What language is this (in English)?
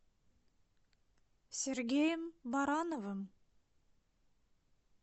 Russian